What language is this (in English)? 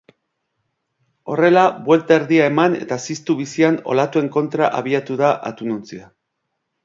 Basque